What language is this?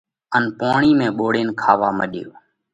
Parkari Koli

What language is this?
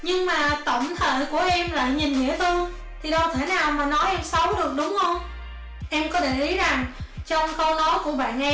Vietnamese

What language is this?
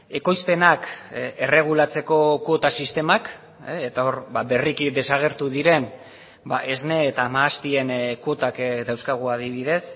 Basque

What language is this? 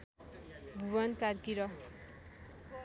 Nepali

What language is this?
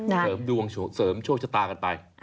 Thai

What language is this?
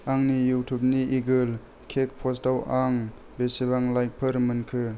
Bodo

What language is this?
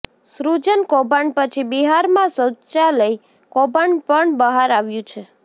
Gujarati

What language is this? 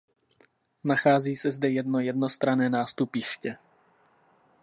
Czech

